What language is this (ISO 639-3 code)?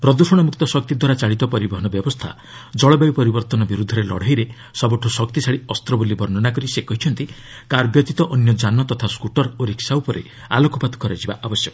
ori